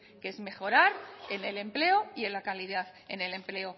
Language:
Spanish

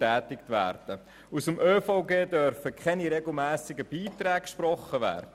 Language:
Swiss German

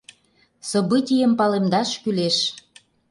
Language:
Mari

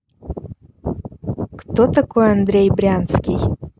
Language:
Russian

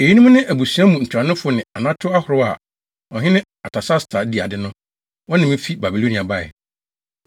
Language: Akan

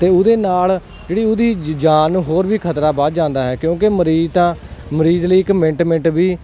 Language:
Punjabi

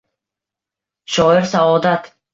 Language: Uzbek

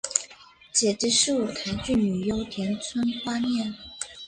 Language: Chinese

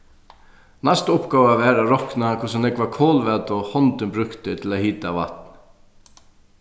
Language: Faroese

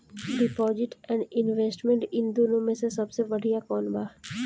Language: Bhojpuri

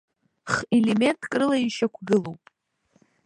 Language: Abkhazian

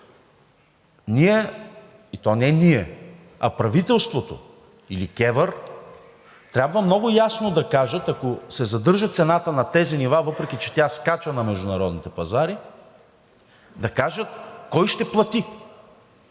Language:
Bulgarian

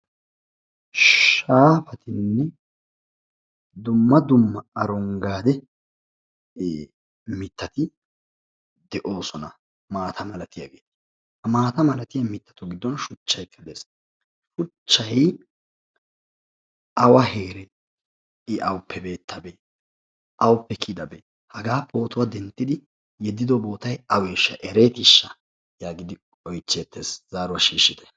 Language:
Wolaytta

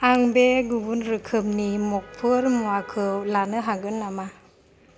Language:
Bodo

